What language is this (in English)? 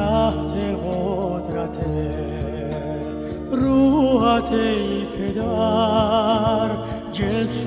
Persian